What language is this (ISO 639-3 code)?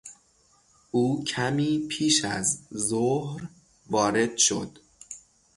fas